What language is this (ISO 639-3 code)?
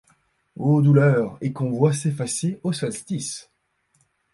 fra